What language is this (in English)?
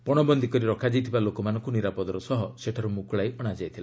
Odia